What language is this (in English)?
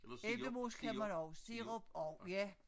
Danish